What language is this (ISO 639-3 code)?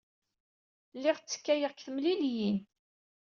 kab